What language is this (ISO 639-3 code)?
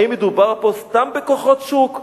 heb